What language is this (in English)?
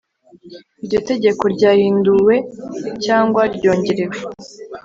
Kinyarwanda